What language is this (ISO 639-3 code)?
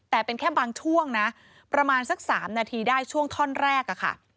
tha